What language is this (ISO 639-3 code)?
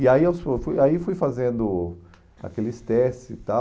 por